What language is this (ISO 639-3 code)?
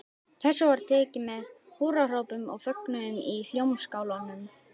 isl